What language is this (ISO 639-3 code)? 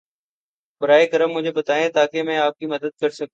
urd